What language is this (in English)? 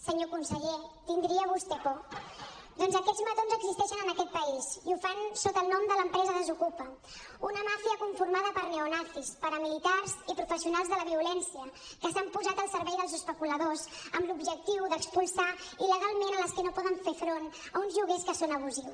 Catalan